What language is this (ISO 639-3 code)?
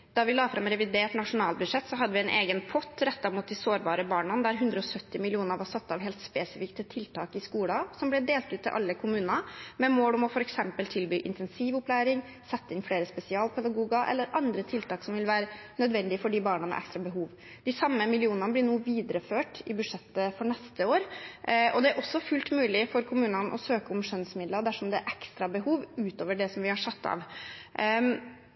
nob